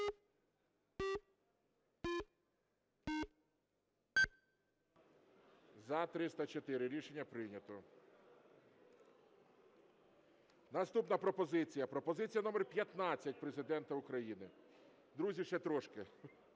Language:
Ukrainian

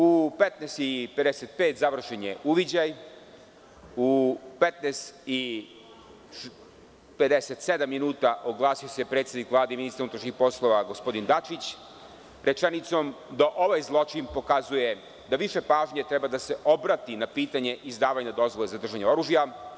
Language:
Serbian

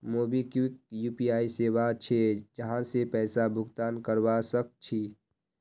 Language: Magahi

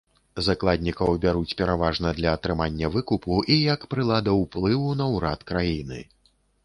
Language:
Belarusian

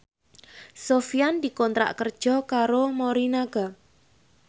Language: Javanese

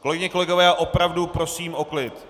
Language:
Czech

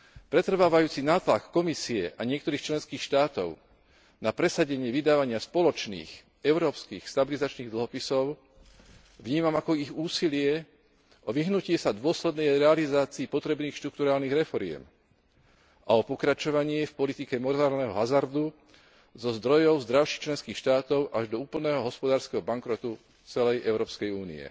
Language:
Slovak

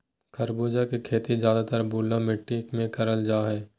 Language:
Magahi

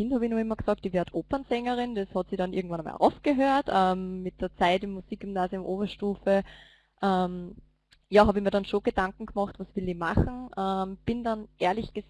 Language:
German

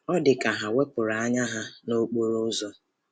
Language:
Igbo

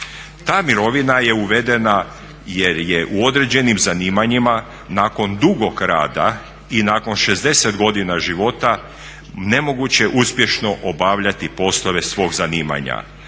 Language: Croatian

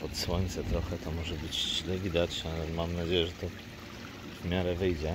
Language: Polish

